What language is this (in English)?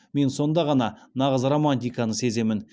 Kazakh